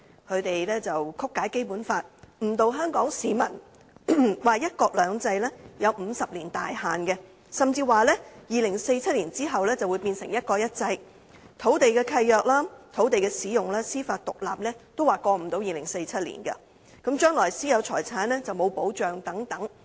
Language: Cantonese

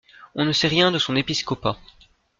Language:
French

